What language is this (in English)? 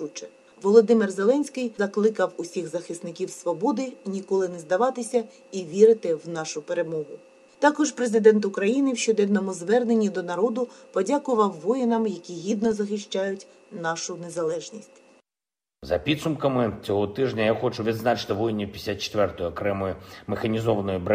Ukrainian